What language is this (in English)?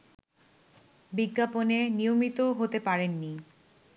Bangla